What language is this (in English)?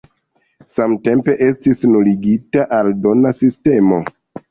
Esperanto